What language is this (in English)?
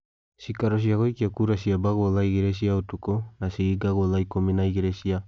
Kikuyu